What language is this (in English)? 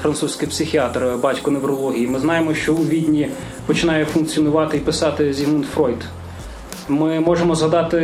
Ukrainian